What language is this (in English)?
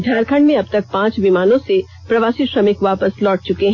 Hindi